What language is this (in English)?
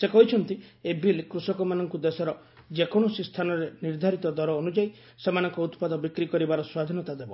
Odia